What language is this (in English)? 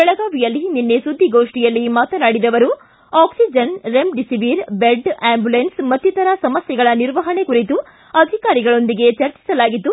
Kannada